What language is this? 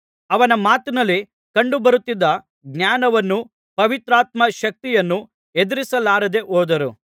Kannada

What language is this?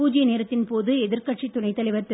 Tamil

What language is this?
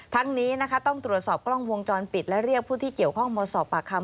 Thai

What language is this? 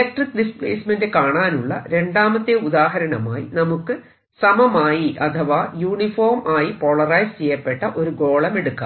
Malayalam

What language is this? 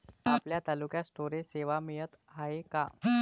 Marathi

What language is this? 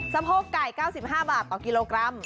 Thai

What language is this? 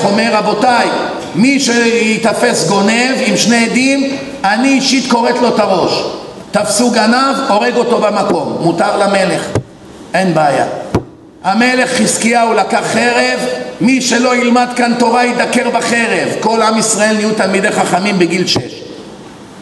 Hebrew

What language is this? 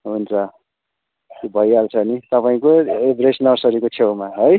Nepali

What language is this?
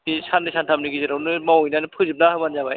Bodo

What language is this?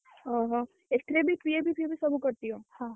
Odia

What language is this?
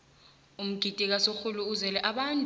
South Ndebele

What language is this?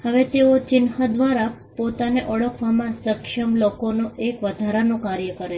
Gujarati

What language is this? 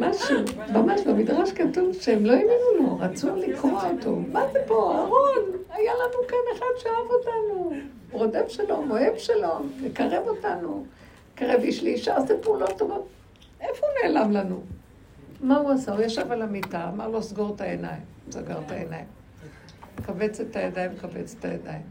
Hebrew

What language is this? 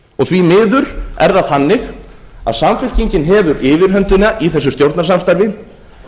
Icelandic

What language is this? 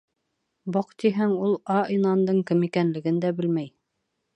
Bashkir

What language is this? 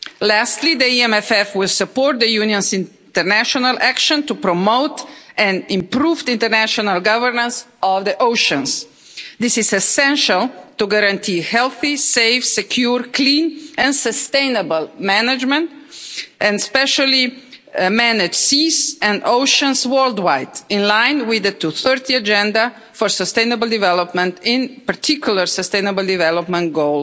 English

